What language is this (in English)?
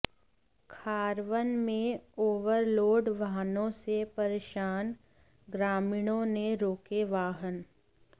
Hindi